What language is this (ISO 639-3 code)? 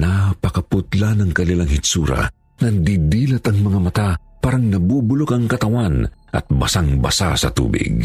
fil